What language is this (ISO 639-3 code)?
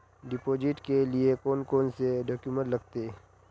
mag